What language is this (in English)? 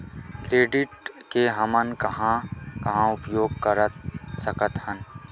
Chhattisgarhi